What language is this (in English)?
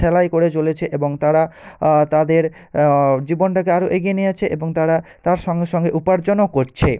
Bangla